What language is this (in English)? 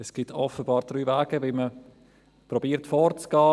Swiss German